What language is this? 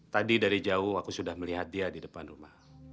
Indonesian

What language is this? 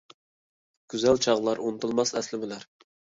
Uyghur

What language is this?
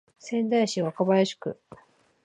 Japanese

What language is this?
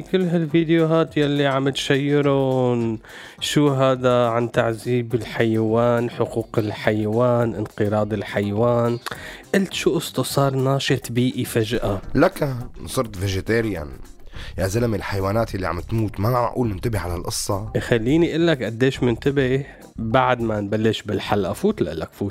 Arabic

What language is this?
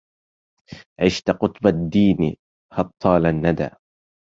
Arabic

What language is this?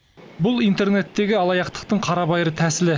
Kazakh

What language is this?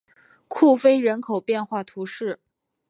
Chinese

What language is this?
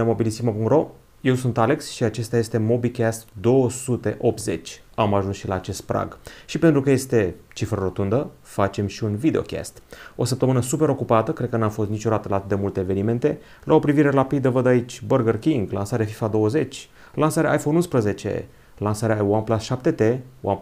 Romanian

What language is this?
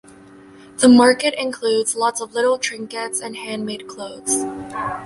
English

